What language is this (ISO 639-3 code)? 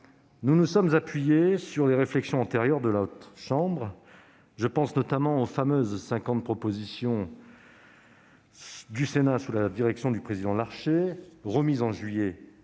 fra